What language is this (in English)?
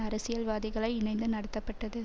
Tamil